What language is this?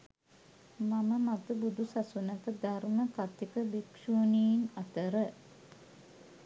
Sinhala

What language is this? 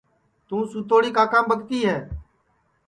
Sansi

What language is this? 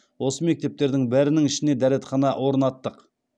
Kazakh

